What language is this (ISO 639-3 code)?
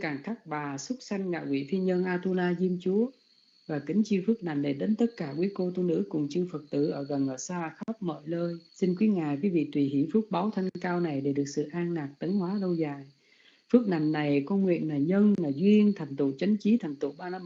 vie